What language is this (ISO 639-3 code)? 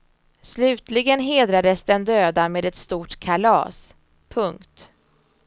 swe